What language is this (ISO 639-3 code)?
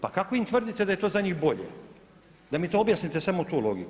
hrv